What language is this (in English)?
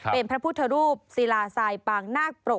Thai